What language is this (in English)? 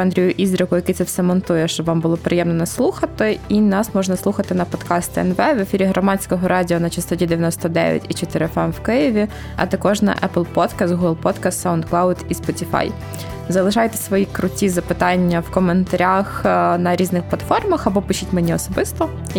Ukrainian